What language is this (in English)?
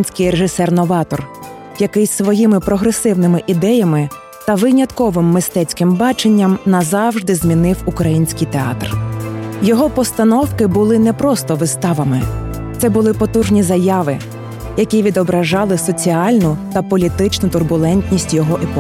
Ukrainian